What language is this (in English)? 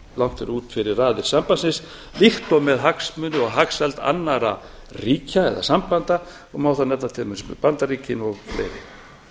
Icelandic